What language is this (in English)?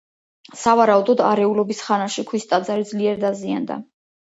Georgian